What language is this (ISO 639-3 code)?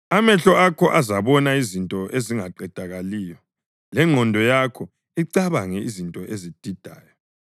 nde